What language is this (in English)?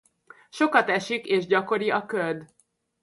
Hungarian